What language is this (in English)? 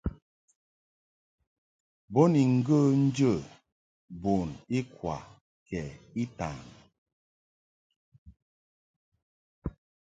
Mungaka